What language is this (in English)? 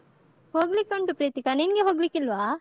Kannada